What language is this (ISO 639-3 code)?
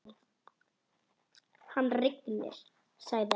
isl